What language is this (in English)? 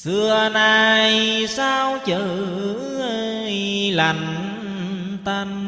Vietnamese